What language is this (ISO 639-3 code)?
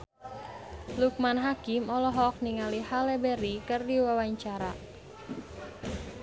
sun